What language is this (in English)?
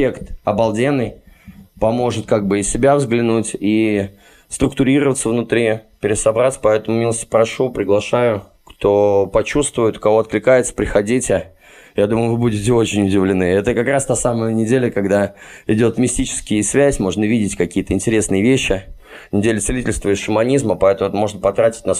Russian